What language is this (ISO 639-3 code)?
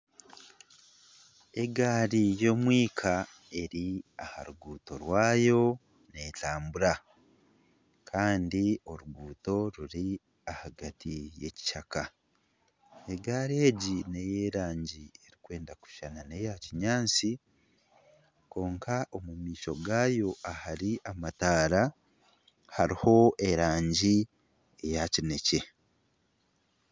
nyn